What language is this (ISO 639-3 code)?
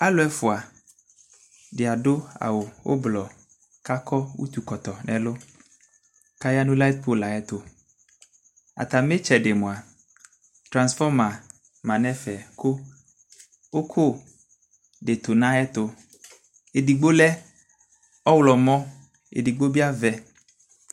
kpo